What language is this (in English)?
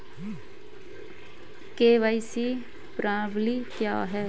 Hindi